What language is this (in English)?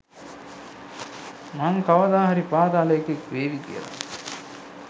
Sinhala